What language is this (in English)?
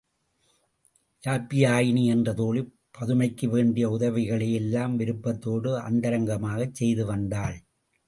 Tamil